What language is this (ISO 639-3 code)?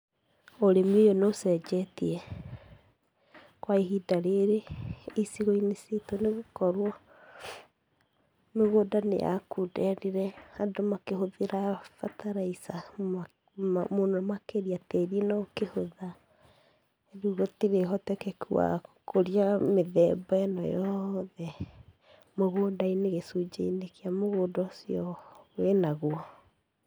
kik